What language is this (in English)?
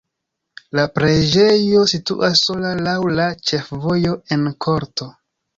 Esperanto